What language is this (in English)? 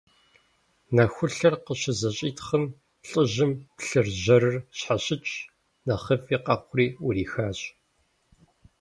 Kabardian